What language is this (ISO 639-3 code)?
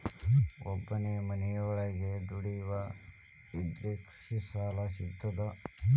kan